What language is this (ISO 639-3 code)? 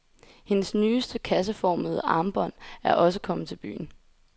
dan